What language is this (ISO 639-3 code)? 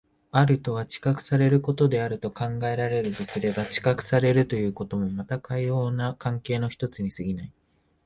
jpn